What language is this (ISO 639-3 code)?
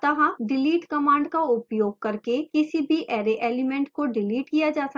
hin